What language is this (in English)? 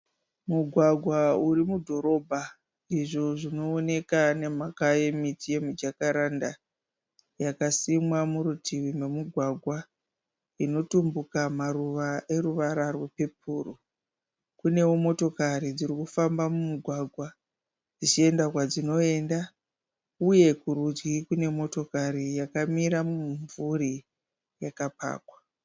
Shona